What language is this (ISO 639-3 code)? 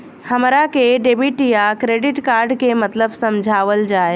bho